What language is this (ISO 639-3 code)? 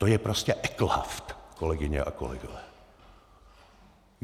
ces